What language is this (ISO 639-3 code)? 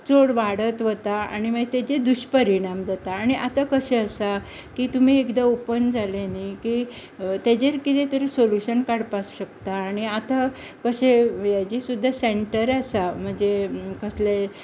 kok